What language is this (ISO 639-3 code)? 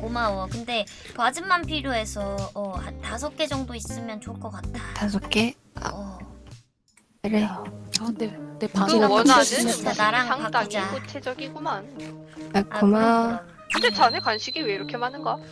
kor